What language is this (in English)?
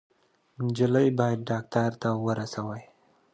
Pashto